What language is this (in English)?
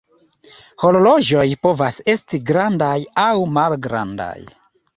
Esperanto